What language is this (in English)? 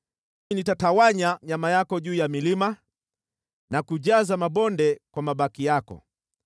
Swahili